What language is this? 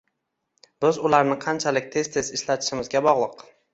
Uzbek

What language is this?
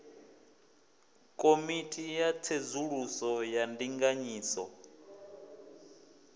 Venda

